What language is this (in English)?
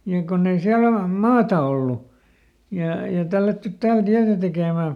Finnish